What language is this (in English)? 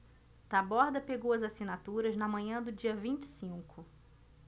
Portuguese